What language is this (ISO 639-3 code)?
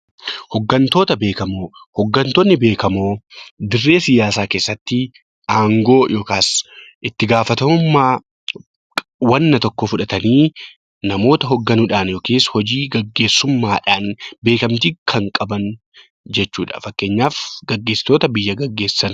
orm